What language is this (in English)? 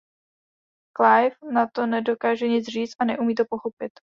Czech